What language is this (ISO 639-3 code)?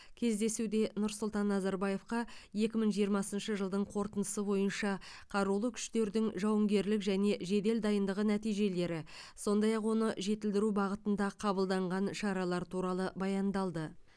kaz